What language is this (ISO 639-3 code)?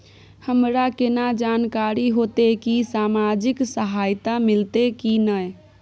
mai